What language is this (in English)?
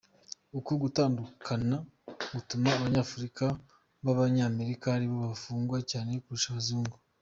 Kinyarwanda